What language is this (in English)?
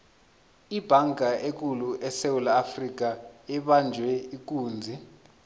South Ndebele